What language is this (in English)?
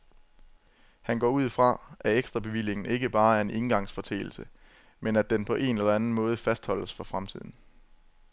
Danish